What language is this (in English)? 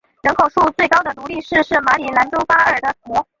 Chinese